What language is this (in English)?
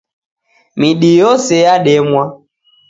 Taita